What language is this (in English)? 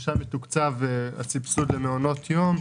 Hebrew